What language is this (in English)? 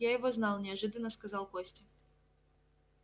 Russian